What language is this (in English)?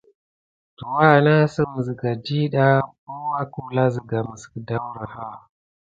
Gidar